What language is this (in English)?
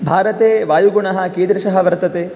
Sanskrit